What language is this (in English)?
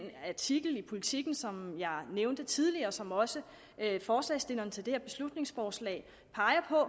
Danish